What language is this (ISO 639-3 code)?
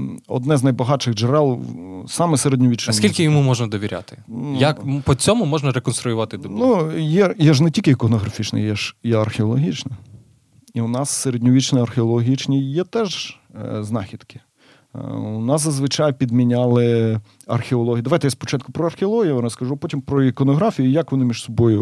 ukr